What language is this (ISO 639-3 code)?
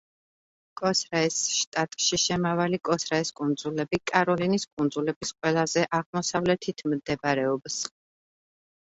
kat